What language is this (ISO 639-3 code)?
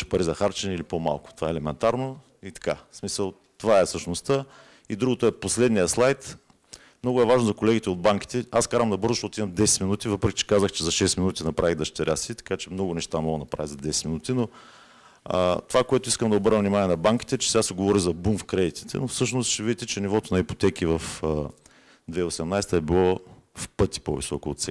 bul